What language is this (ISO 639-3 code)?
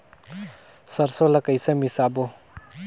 hne